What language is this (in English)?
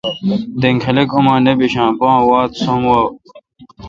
Kalkoti